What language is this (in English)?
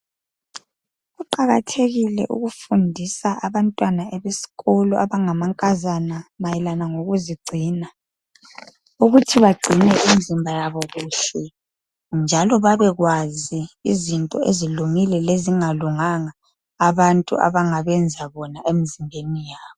North Ndebele